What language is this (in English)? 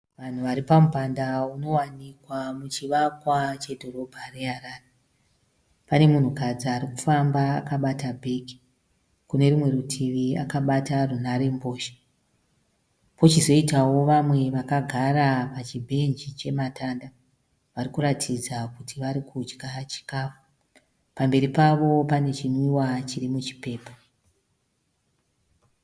Shona